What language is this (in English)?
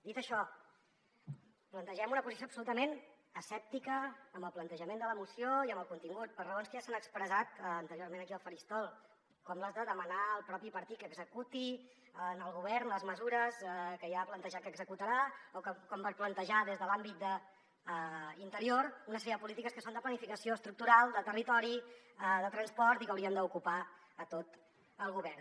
Catalan